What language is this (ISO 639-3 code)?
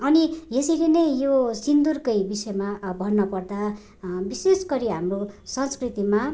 nep